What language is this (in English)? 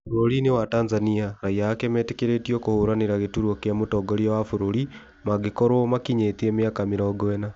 Kikuyu